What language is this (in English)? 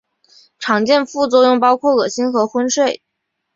Chinese